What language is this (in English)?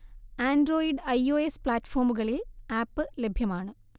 Malayalam